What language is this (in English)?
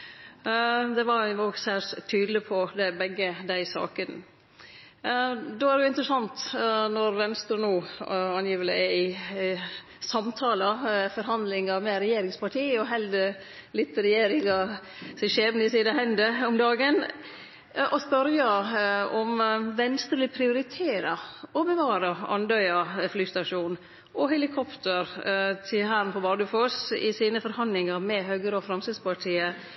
Norwegian Nynorsk